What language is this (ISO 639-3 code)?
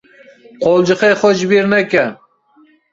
kur